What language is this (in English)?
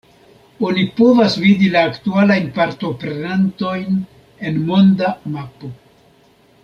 Esperanto